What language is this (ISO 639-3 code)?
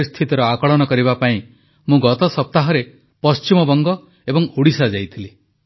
ori